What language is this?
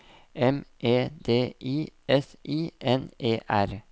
Norwegian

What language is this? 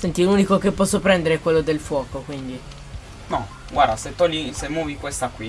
Italian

